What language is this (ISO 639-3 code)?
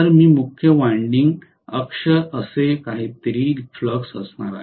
mar